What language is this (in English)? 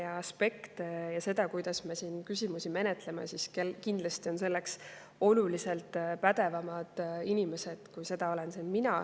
Estonian